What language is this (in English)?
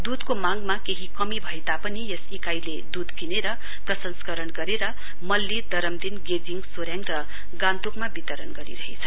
Nepali